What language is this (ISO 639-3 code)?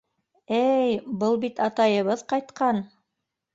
bak